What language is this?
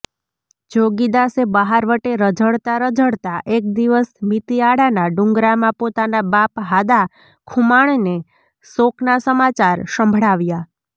Gujarati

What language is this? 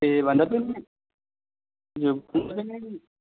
Nepali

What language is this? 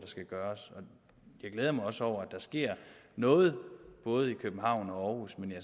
Danish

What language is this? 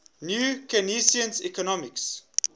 English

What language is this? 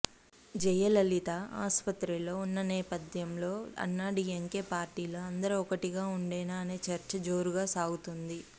Telugu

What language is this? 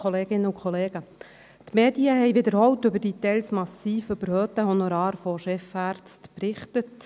Swiss German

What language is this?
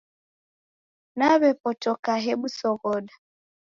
Taita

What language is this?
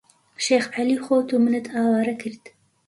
Central Kurdish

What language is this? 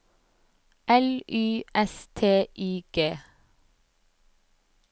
Norwegian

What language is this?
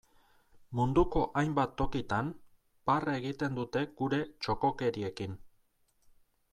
Basque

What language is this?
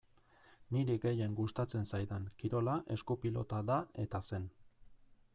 Basque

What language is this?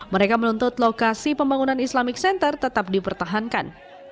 Indonesian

